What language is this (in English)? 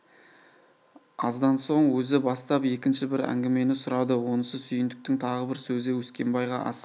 Kazakh